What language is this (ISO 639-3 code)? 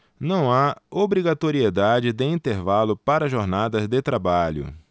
por